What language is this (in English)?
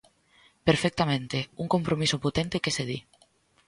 Galician